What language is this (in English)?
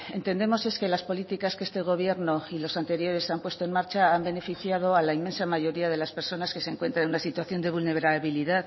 Spanish